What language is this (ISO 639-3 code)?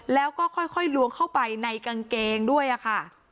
tha